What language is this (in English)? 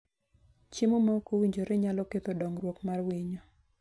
Luo (Kenya and Tanzania)